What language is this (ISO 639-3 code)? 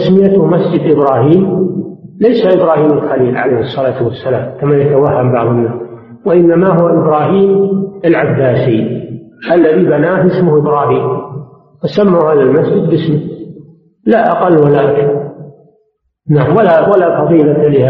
ara